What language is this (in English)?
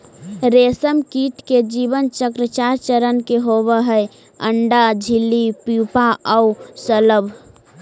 Magahi